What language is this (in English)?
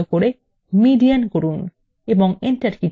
Bangla